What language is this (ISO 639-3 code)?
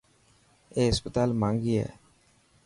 mki